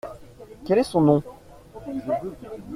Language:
French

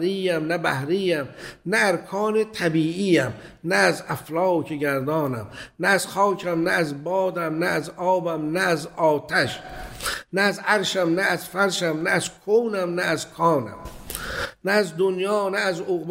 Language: Persian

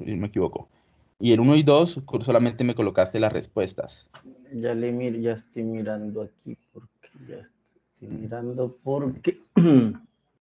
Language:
Spanish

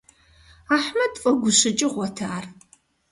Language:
Kabardian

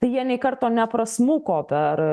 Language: Lithuanian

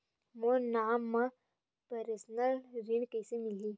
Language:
Chhattisgarhi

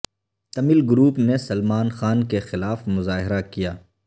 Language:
Urdu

